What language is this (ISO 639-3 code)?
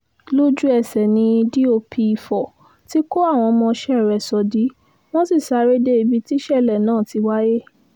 yor